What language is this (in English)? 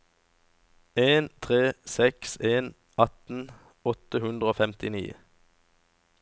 Norwegian